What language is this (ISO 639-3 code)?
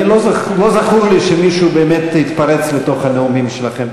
heb